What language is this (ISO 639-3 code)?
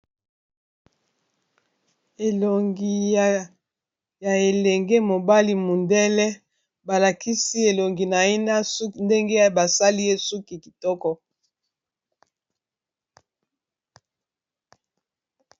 lin